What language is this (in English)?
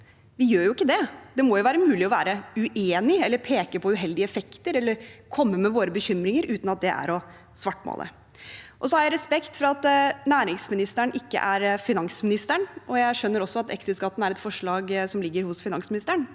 Norwegian